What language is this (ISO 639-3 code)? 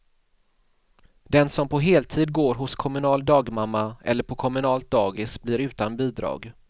swe